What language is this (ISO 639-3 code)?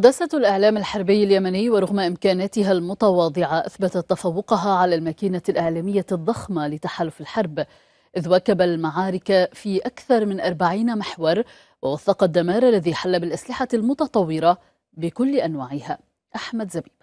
ara